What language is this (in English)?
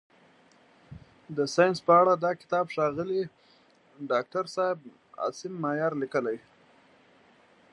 Pashto